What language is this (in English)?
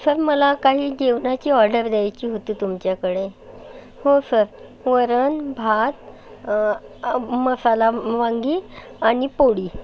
Marathi